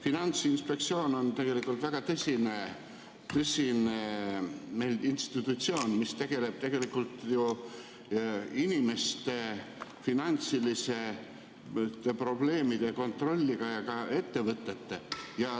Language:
Estonian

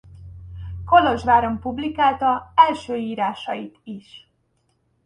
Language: Hungarian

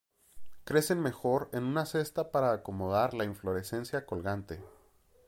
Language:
Spanish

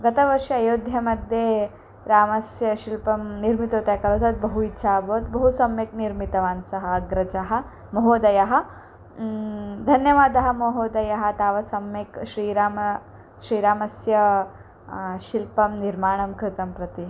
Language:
Sanskrit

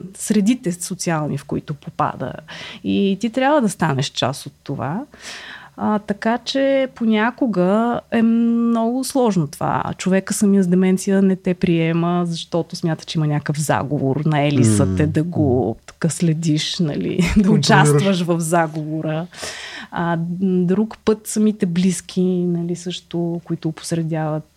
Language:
Bulgarian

